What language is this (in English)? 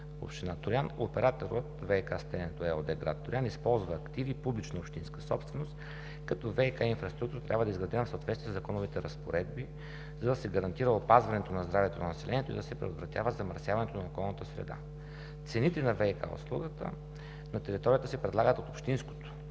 Bulgarian